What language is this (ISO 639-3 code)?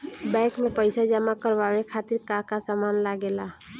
bho